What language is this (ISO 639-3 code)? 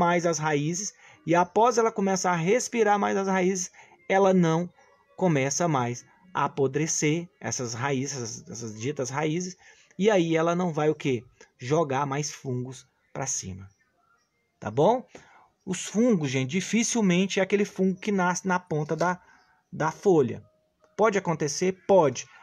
por